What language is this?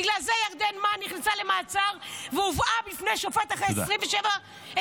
Hebrew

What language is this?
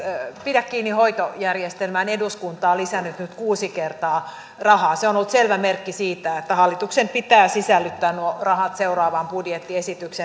Finnish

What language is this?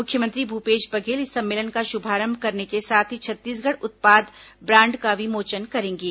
Hindi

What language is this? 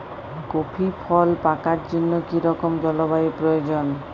Bangla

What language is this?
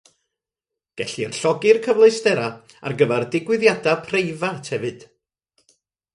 Welsh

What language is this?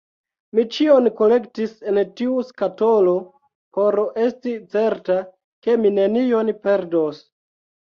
Esperanto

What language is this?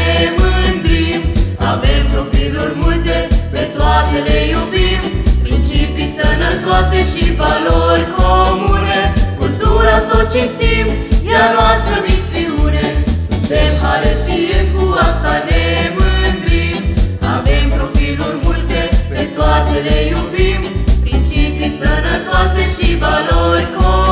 Romanian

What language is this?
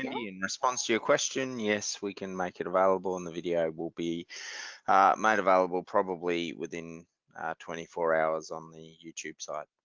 English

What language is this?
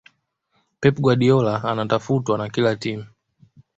Swahili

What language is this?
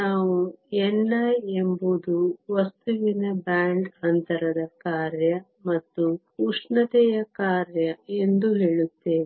Kannada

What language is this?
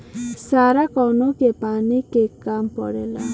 Bhojpuri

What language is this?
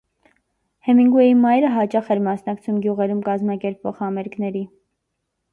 Armenian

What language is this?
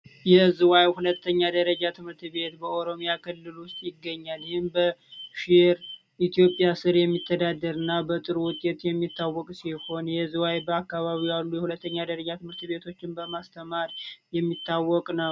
Amharic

